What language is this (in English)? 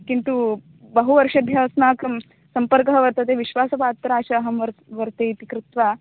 Sanskrit